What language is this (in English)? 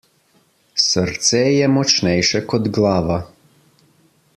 Slovenian